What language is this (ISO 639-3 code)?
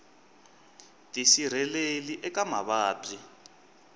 tso